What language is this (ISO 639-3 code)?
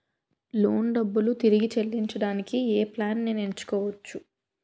tel